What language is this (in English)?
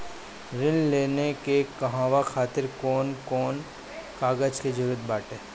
Bhojpuri